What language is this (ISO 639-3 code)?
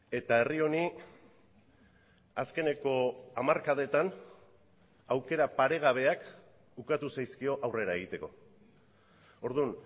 eus